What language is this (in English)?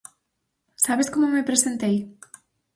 Galician